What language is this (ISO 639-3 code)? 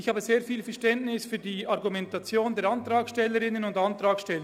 gsw